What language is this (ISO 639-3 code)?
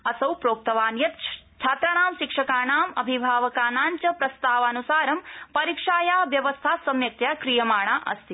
san